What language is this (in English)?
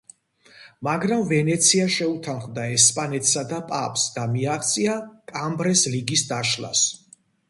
Georgian